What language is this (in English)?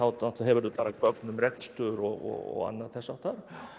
Icelandic